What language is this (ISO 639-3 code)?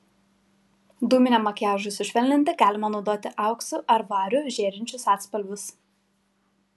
lit